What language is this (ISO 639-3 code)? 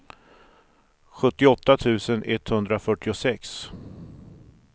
swe